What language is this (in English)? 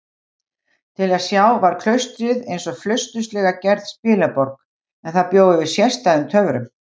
Icelandic